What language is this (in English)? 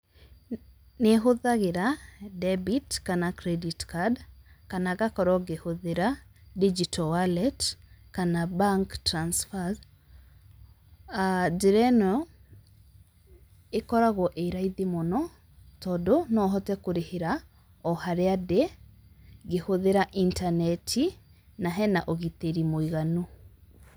Kikuyu